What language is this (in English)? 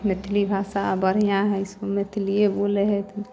Maithili